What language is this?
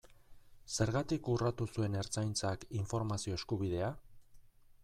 Basque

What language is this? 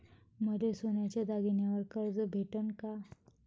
Marathi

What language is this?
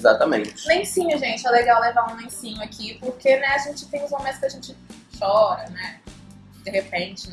Portuguese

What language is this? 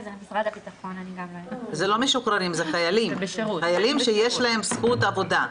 Hebrew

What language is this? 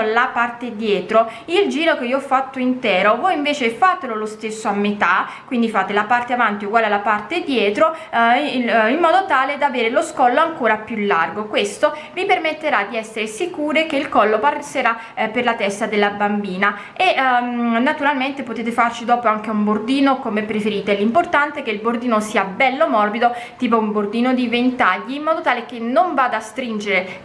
Italian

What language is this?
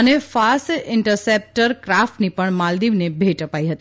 Gujarati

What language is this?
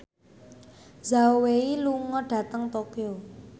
Javanese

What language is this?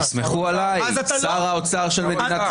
Hebrew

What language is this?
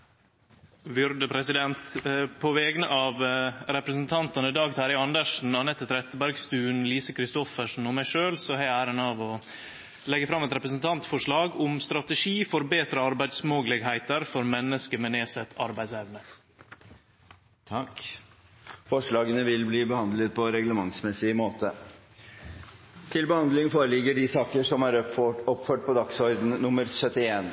Norwegian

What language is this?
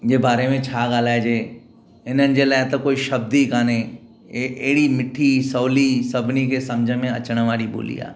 Sindhi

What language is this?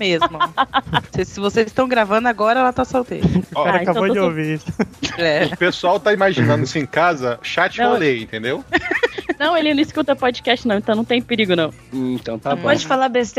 Portuguese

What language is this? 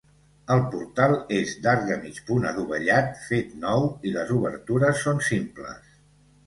Catalan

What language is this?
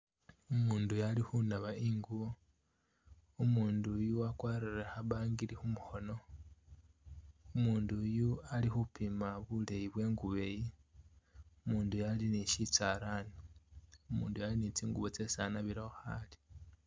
Masaaba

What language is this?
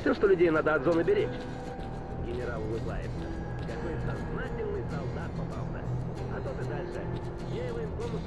Russian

